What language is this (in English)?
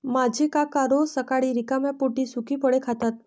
Marathi